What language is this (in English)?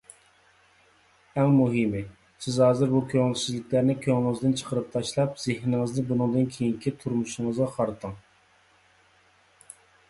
Uyghur